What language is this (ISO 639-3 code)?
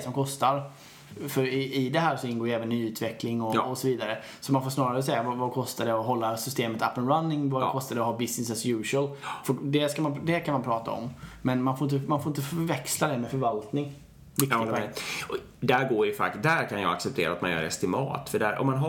swe